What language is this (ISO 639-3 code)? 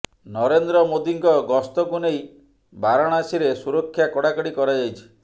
ori